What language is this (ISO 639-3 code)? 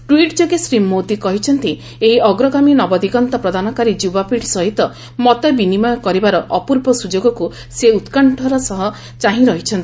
ori